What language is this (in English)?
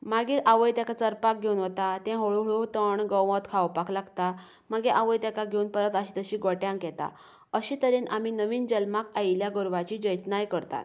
Konkani